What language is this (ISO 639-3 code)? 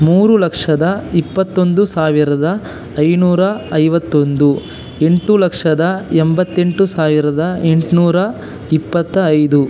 kan